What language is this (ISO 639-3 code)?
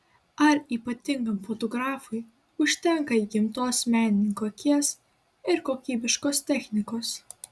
lit